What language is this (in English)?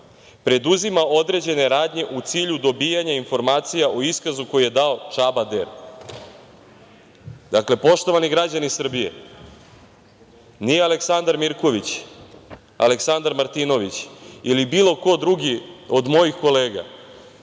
Serbian